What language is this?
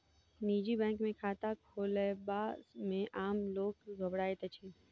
Maithili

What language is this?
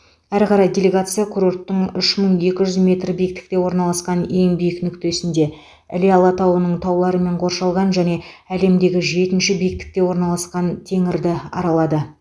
Kazakh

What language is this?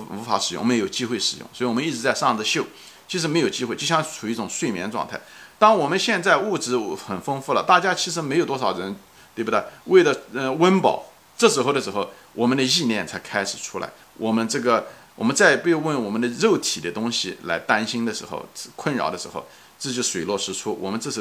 Chinese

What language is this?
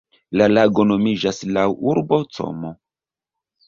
Esperanto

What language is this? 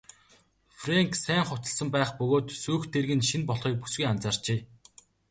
Mongolian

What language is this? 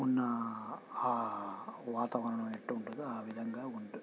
Telugu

